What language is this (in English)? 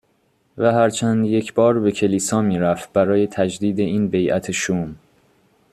Persian